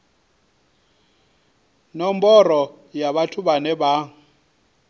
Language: Venda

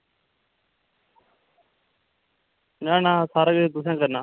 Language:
Dogri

